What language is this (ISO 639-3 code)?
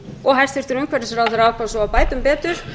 isl